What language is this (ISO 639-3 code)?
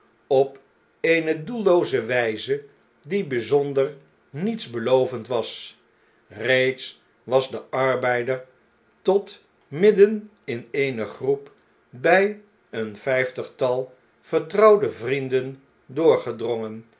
nld